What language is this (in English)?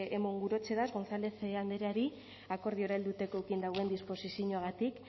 Basque